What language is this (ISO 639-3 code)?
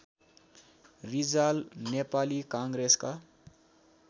nep